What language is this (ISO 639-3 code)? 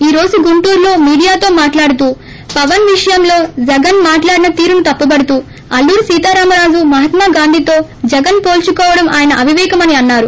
tel